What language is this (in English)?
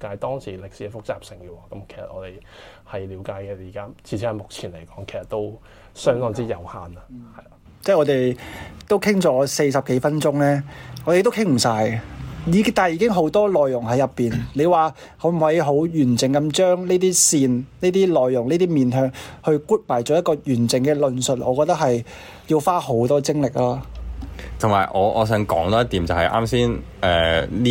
Chinese